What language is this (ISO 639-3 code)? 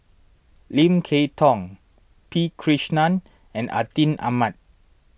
eng